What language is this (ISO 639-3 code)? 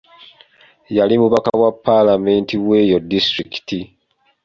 lug